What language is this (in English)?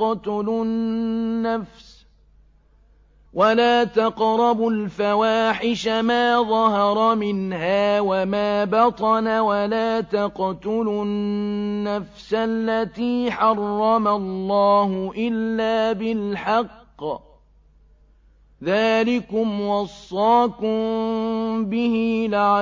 Arabic